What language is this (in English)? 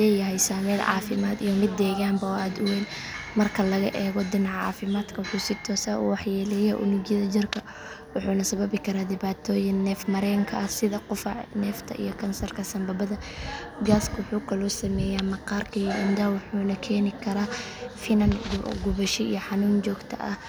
Somali